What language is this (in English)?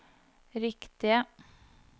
Norwegian